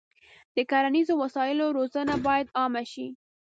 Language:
Pashto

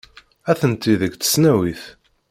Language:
Kabyle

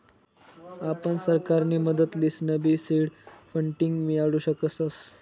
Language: Marathi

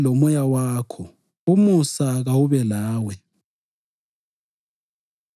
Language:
North Ndebele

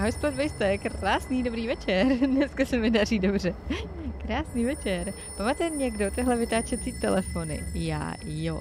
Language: Czech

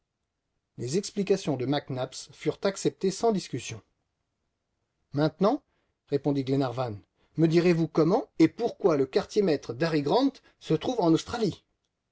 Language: French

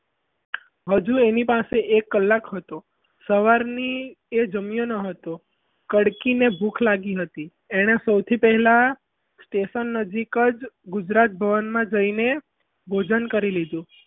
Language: Gujarati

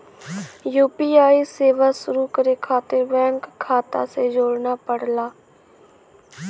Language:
Bhojpuri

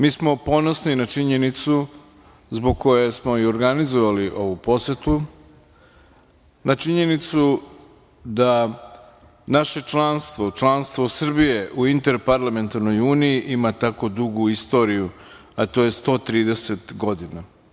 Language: Serbian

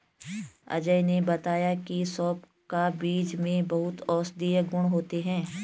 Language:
Hindi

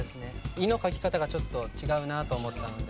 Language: Japanese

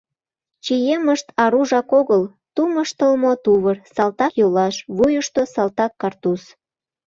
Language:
Mari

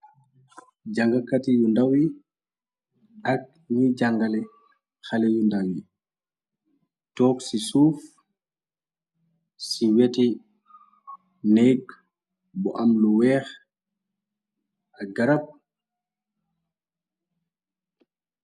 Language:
Wolof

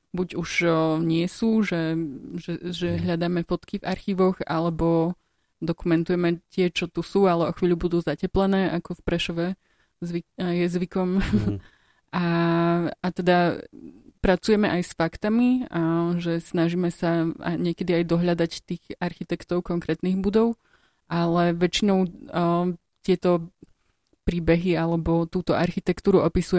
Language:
Slovak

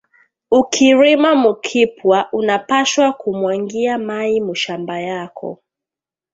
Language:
Swahili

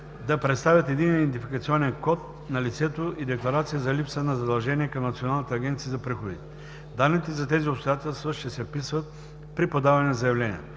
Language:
Bulgarian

